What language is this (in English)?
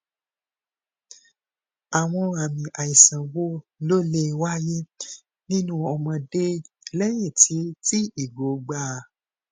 Yoruba